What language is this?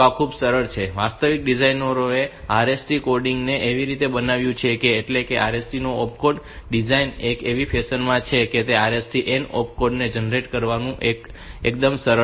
Gujarati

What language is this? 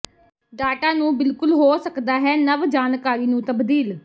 Punjabi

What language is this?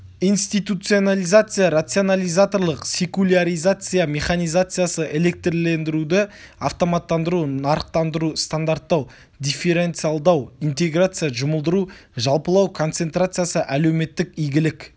Kazakh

